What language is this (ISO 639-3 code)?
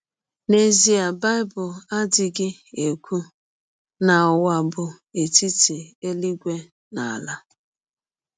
ibo